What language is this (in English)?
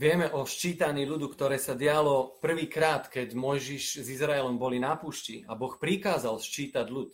Slovak